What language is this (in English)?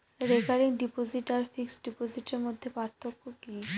Bangla